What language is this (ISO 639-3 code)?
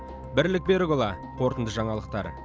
kaz